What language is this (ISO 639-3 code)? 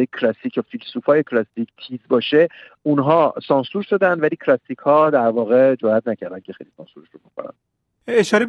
fas